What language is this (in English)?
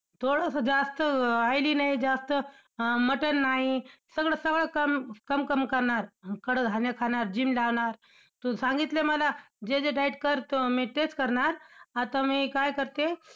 Marathi